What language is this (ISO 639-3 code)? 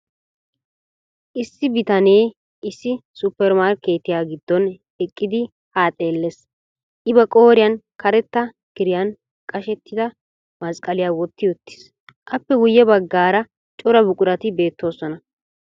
wal